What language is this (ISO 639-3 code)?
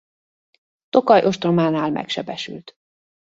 hun